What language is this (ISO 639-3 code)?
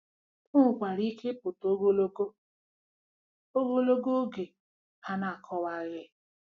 ibo